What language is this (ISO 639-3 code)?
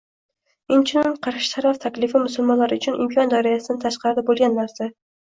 uzb